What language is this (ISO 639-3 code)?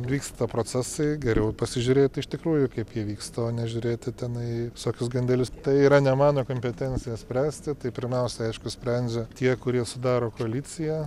lit